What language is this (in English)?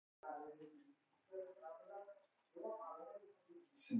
Persian